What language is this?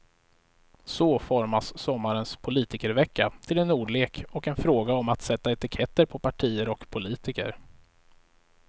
Swedish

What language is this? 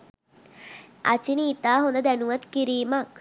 Sinhala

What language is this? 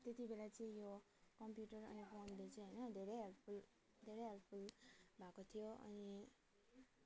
Nepali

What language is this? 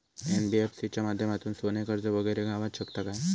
Marathi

